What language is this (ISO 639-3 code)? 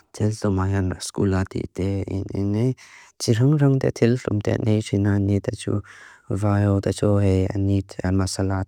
lus